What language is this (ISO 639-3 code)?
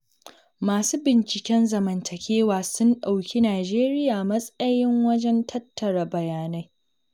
hau